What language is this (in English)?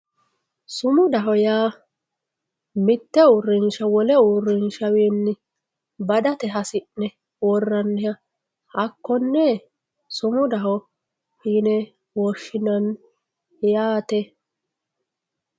Sidamo